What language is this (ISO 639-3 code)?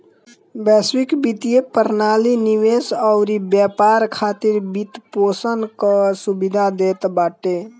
bho